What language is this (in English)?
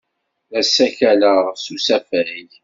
Kabyle